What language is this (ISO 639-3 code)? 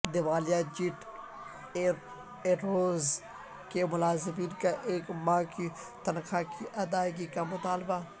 urd